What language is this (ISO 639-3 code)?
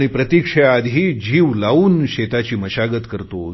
mar